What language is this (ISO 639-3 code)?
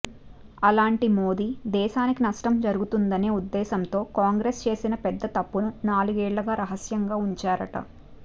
tel